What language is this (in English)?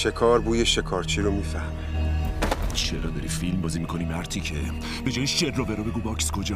Persian